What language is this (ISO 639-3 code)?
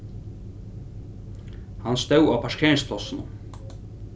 fao